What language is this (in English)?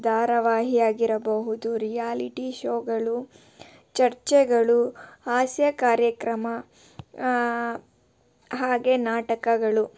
Kannada